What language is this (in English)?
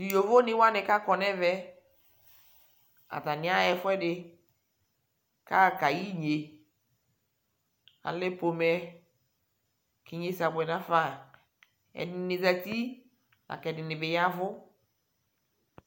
Ikposo